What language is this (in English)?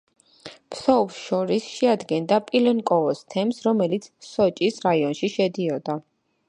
Georgian